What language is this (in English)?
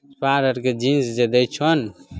Maithili